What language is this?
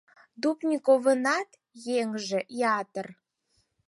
Mari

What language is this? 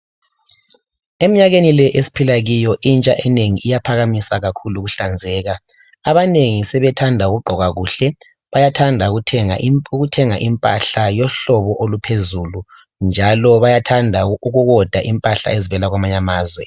North Ndebele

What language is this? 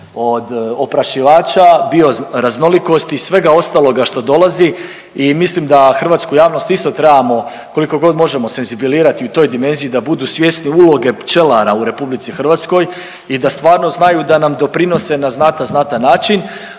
Croatian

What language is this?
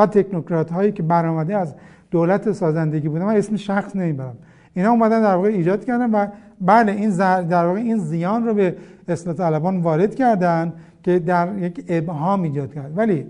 Persian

